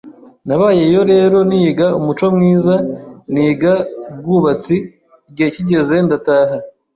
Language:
Kinyarwanda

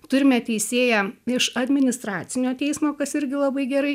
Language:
Lithuanian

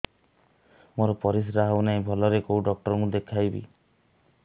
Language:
Odia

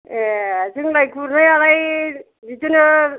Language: Bodo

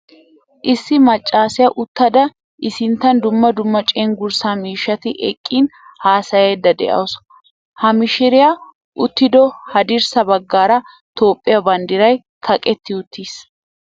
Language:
Wolaytta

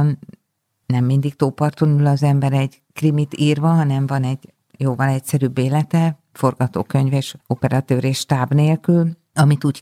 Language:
Hungarian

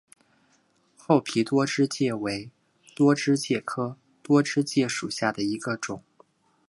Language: Chinese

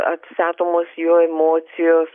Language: Lithuanian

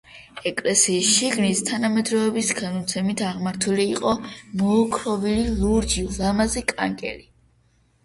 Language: Georgian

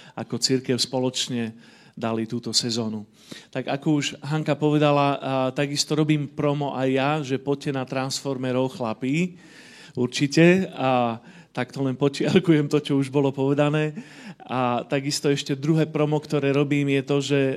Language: Slovak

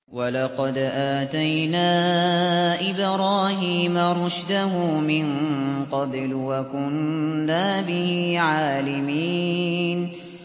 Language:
Arabic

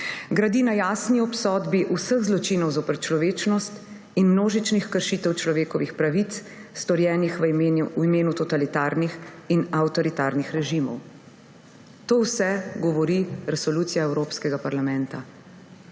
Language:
Slovenian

